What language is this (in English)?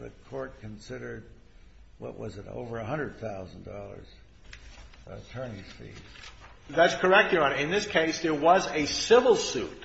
English